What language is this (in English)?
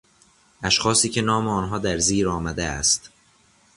Persian